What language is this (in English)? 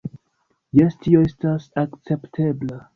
Esperanto